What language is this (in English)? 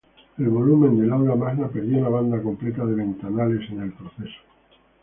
Spanish